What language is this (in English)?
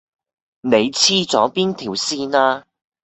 Cantonese